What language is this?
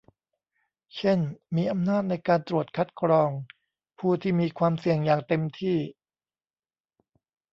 Thai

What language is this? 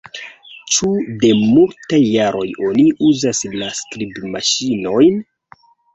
Esperanto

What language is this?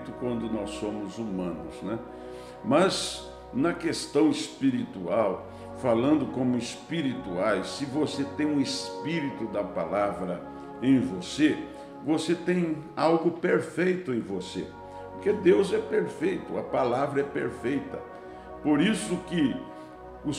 Portuguese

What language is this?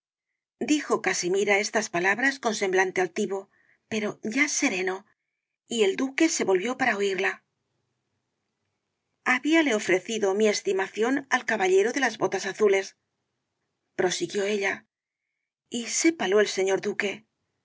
Spanish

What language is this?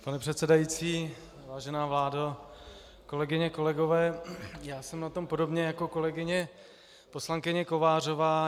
Czech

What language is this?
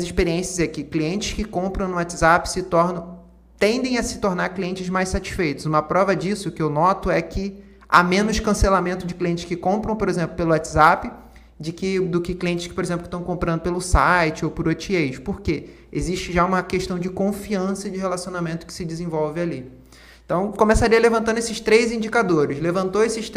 Portuguese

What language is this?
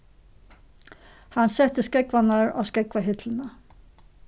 Faroese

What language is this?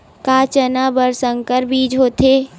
Chhattisgarhi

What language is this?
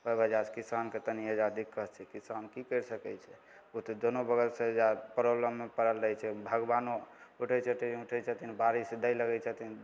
Maithili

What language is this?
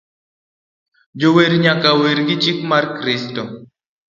Luo (Kenya and Tanzania)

